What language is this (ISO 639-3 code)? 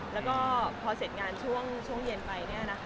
tha